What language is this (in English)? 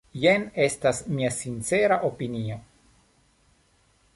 Esperanto